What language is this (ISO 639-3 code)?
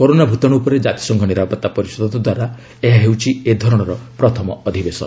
ori